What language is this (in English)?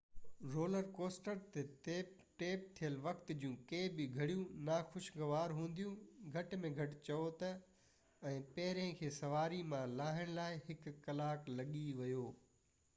Sindhi